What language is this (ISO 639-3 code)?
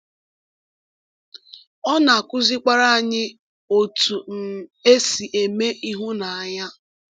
ibo